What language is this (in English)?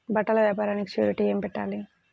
Telugu